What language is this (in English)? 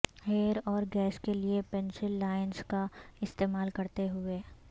Urdu